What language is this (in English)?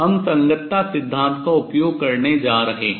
Hindi